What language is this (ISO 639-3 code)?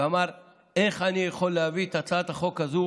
heb